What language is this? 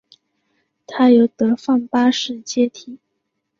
Chinese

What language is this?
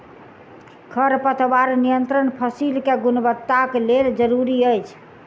Maithili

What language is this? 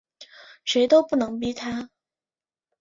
Chinese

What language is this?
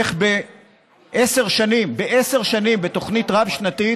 Hebrew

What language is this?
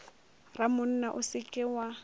Northern Sotho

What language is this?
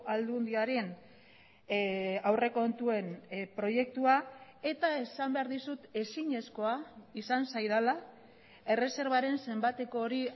Basque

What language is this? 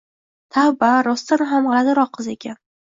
Uzbek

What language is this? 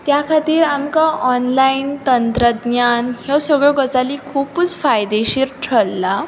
Konkani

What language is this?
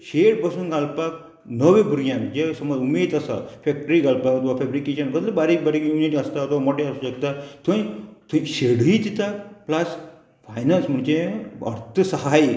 Konkani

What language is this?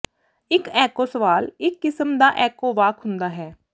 Punjabi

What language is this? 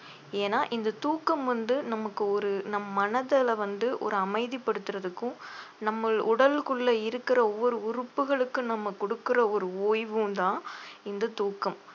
Tamil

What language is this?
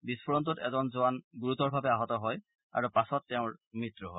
Assamese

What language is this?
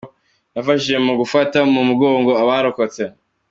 Kinyarwanda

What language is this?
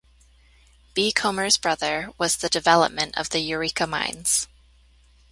English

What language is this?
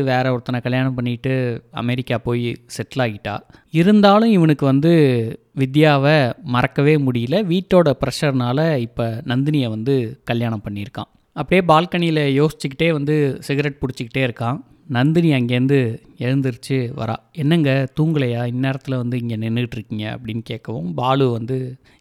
Tamil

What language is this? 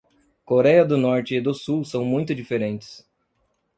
Portuguese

